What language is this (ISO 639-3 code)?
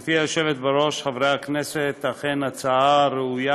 heb